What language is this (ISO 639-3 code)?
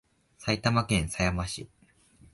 jpn